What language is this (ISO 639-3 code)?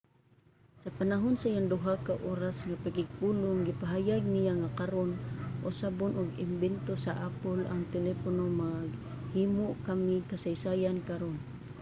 ceb